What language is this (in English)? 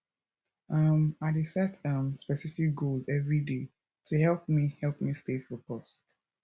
Nigerian Pidgin